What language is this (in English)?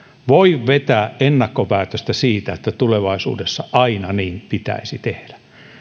Finnish